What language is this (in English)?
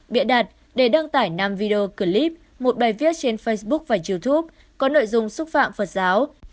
Vietnamese